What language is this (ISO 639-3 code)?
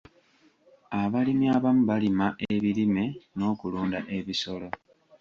lug